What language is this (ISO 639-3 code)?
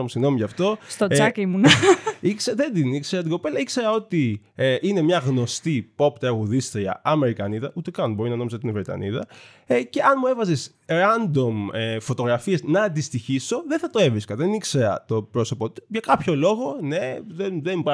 ell